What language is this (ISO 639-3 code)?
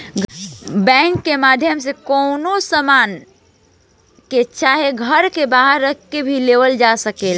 bho